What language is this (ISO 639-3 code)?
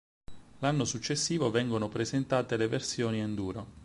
ita